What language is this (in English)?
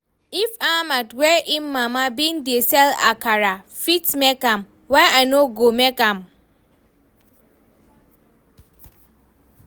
Nigerian Pidgin